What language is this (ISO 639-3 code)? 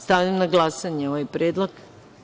srp